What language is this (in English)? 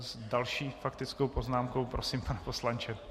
Czech